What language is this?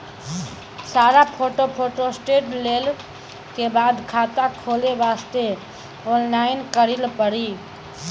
Maithili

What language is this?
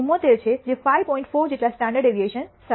Gujarati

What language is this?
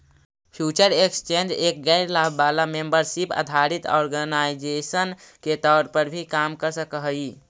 Magahi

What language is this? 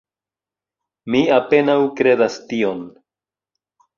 Esperanto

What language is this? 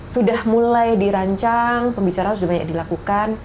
Indonesian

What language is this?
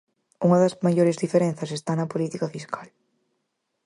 Galician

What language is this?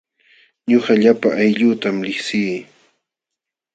Jauja Wanca Quechua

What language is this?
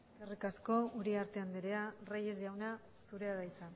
Basque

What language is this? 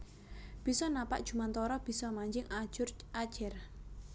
Javanese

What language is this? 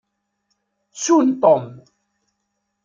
Kabyle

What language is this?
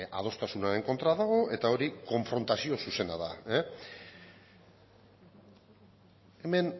Basque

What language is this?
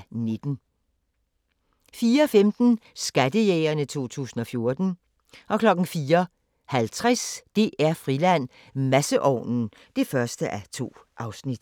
Danish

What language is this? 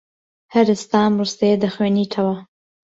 Central Kurdish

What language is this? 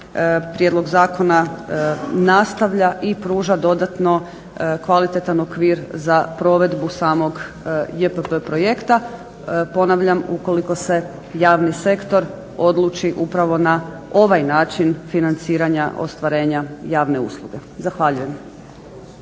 Croatian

